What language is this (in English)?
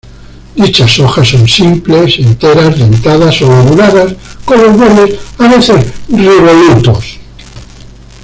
Spanish